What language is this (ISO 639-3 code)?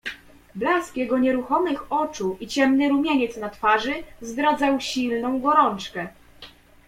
pol